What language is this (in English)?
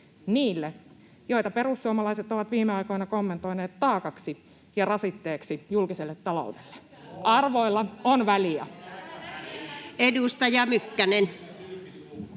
Finnish